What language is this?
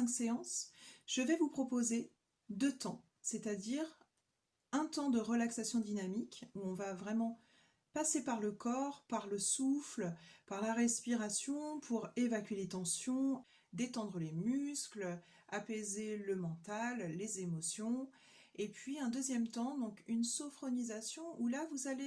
French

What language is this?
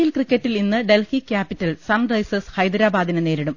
Malayalam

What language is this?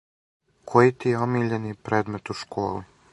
Serbian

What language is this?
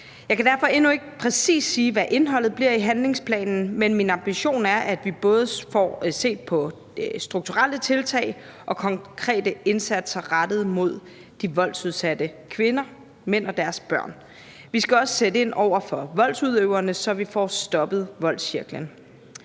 Danish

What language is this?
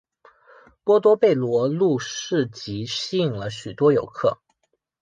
Chinese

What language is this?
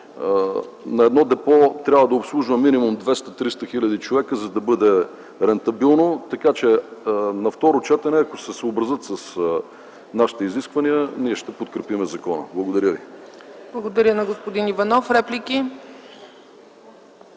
Bulgarian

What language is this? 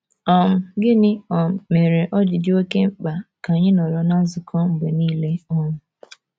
Igbo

